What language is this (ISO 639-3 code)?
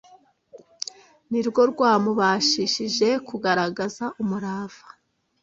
kin